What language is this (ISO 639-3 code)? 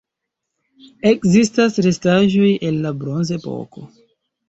epo